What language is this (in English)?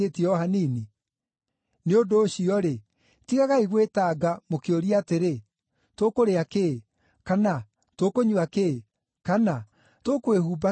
Kikuyu